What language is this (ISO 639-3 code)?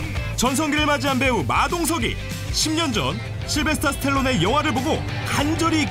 kor